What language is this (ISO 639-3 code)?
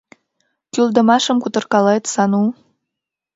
chm